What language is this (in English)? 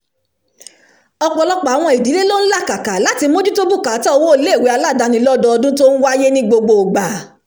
Yoruba